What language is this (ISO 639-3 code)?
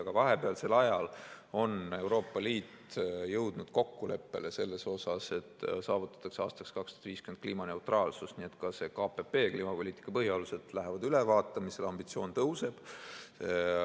est